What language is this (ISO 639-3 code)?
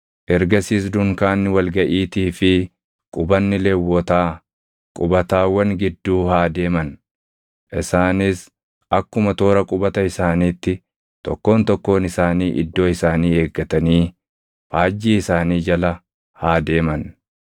orm